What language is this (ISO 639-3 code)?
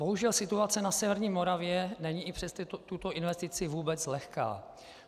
ces